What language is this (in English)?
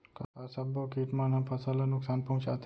Chhattisgarhi